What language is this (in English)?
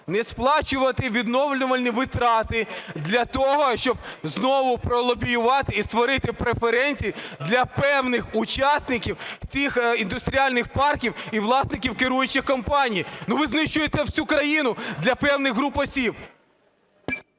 Ukrainian